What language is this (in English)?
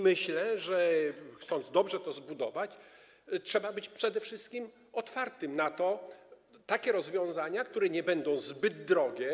Polish